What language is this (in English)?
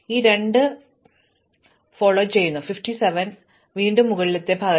Malayalam